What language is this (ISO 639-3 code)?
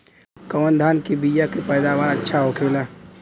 bho